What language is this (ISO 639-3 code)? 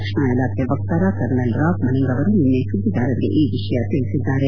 kan